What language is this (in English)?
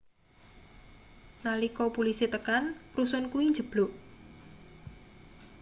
Javanese